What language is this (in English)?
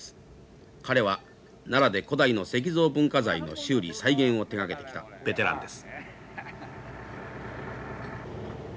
Japanese